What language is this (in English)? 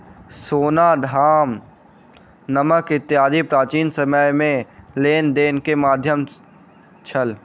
Maithili